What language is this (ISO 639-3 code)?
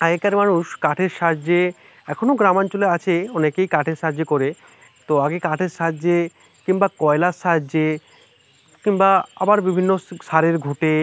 ben